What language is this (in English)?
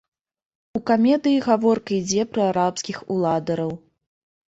Belarusian